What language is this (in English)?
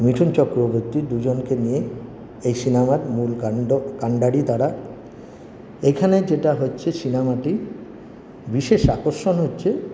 Bangla